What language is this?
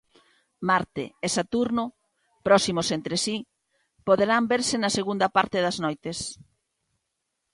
Galician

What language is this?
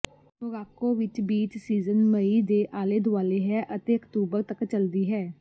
Punjabi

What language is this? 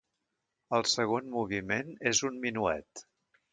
Catalan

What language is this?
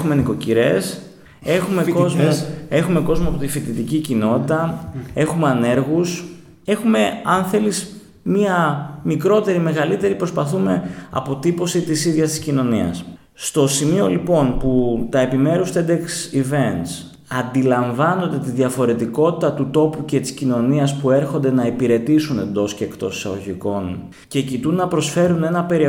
Greek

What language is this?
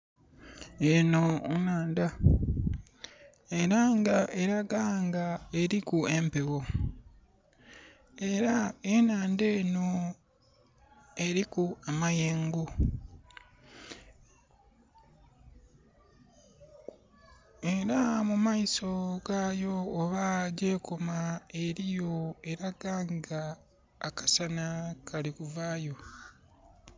Soga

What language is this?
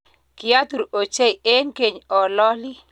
Kalenjin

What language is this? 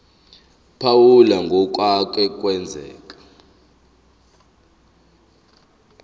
Zulu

